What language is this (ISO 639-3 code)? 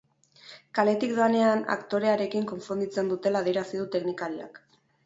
eus